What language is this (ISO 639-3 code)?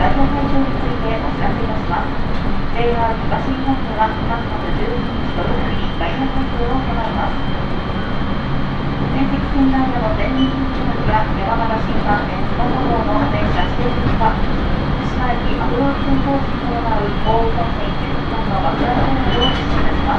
jpn